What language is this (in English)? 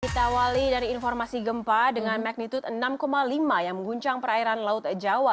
Indonesian